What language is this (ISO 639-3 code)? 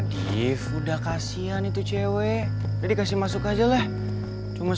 ind